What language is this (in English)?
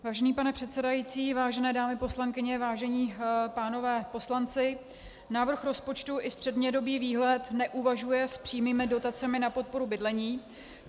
Czech